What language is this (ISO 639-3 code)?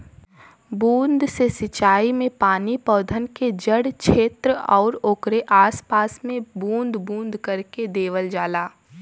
bho